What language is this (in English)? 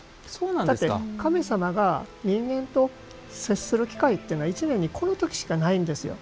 Japanese